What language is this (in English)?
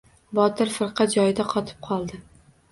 Uzbek